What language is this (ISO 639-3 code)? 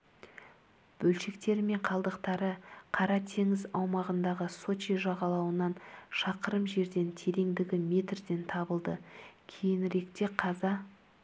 kaz